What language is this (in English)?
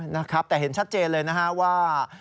Thai